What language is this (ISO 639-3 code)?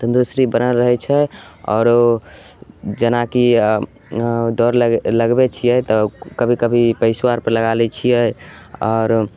mai